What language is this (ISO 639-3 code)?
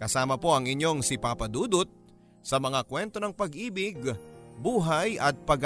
fil